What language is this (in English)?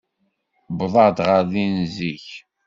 Kabyle